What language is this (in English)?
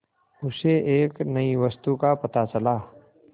Hindi